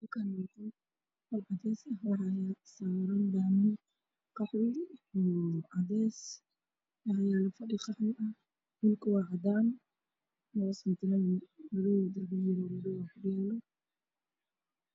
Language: Somali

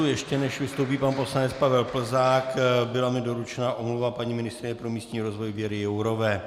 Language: Czech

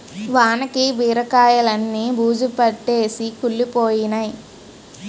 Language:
Telugu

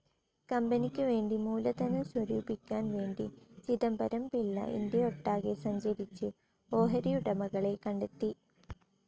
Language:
Malayalam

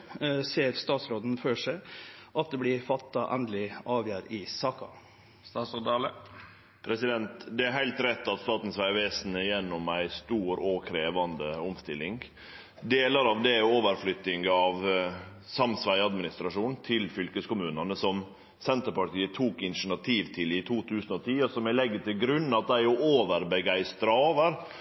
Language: Norwegian Nynorsk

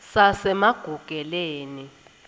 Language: Swati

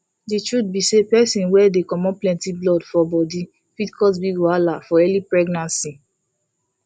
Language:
Nigerian Pidgin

